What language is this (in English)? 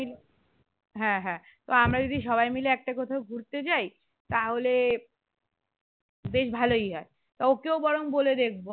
Bangla